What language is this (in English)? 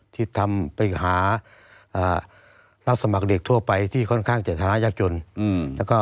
Thai